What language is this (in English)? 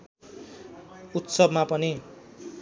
Nepali